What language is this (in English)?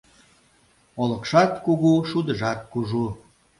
Mari